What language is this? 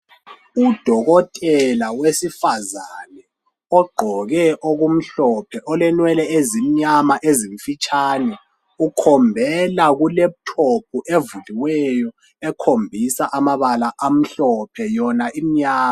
North Ndebele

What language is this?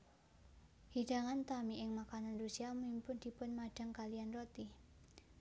Javanese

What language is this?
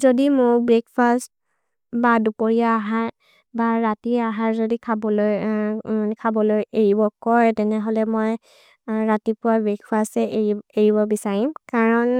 Maria (India)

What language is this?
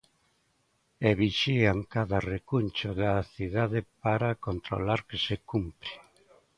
Galician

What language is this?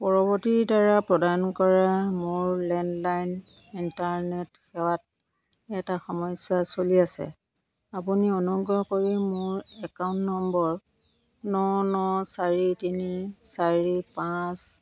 Assamese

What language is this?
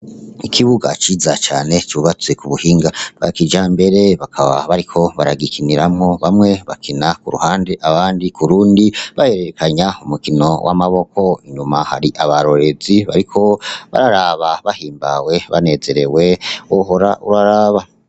Rundi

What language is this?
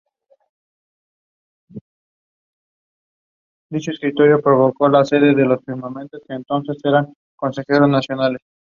Spanish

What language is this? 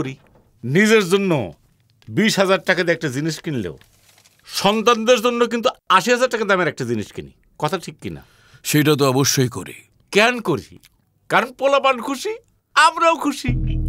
Bangla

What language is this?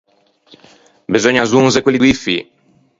Ligurian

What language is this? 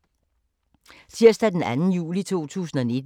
Danish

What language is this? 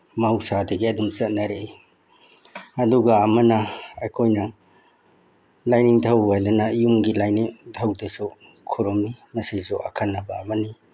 Manipuri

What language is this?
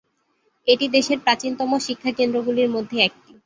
Bangla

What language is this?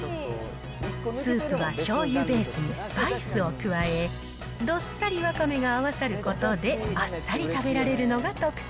Japanese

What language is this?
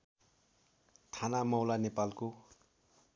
Nepali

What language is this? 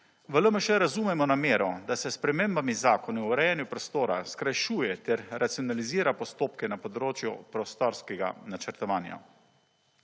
Slovenian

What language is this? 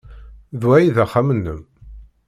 Kabyle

